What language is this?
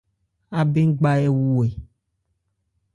Ebrié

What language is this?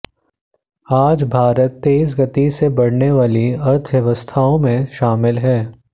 Hindi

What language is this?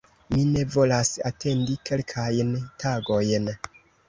Esperanto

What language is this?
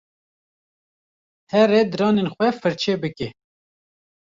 Kurdish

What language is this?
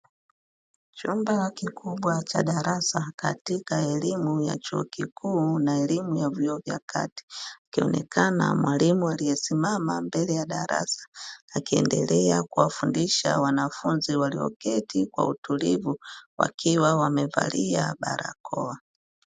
Swahili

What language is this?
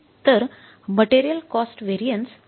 Marathi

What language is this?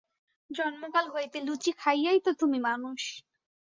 Bangla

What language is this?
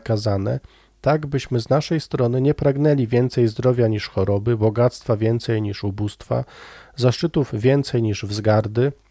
Polish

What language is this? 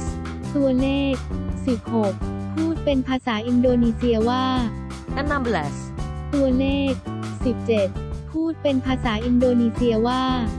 Thai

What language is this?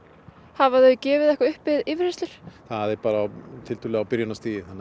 Icelandic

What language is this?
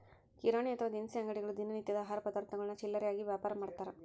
Kannada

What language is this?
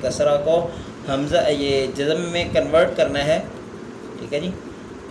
Urdu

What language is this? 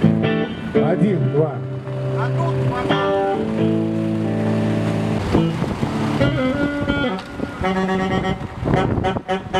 Indonesian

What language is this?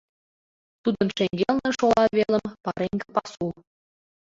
Mari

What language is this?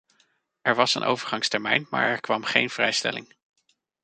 Dutch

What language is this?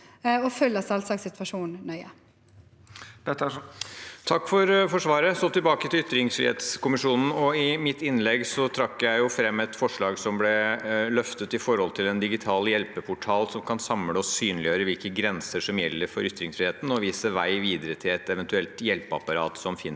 Norwegian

